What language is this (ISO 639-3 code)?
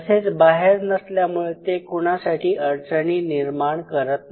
mar